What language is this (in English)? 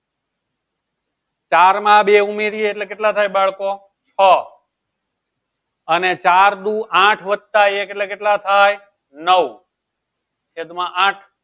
Gujarati